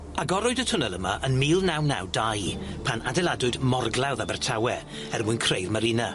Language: Welsh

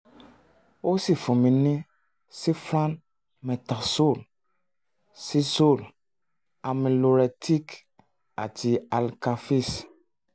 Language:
Yoruba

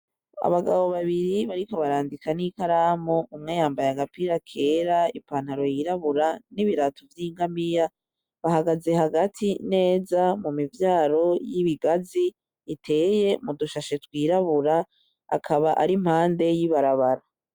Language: Rundi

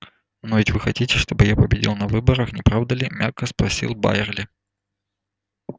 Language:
Russian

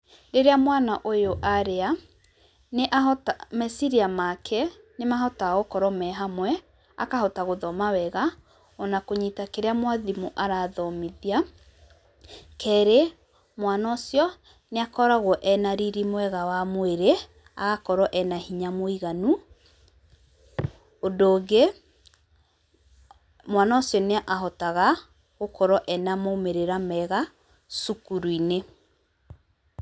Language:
Kikuyu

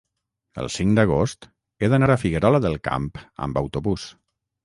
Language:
Catalan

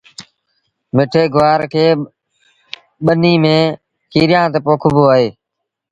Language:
Sindhi Bhil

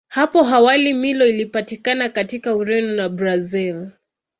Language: Swahili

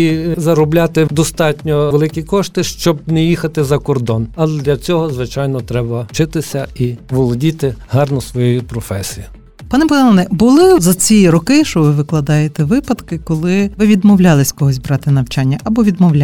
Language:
Ukrainian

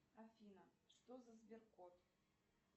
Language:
Russian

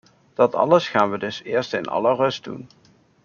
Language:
Dutch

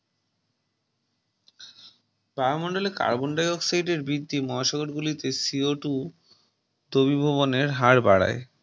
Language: Bangla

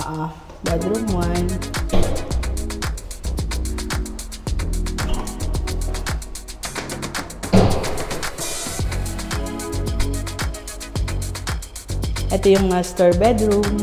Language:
Filipino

